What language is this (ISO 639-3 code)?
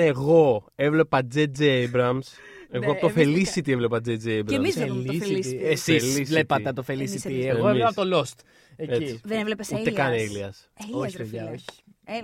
ell